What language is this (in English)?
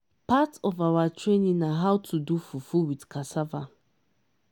Nigerian Pidgin